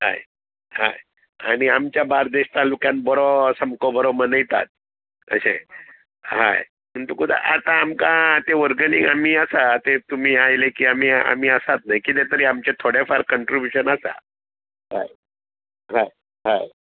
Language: Konkani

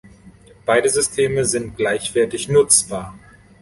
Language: German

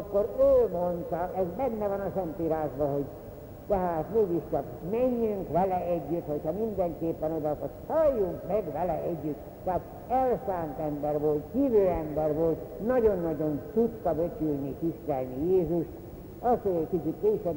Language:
Hungarian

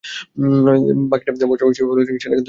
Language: Bangla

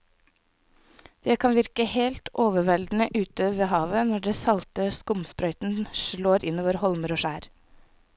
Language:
Norwegian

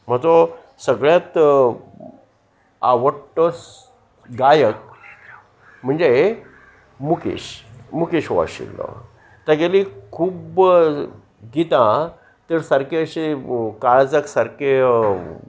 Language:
Konkani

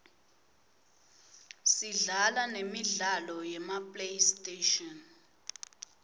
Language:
Swati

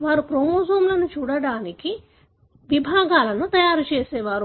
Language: Telugu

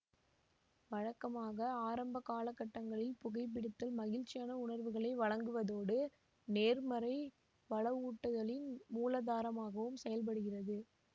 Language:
Tamil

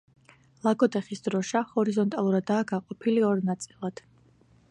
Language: Georgian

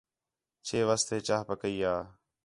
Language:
Khetrani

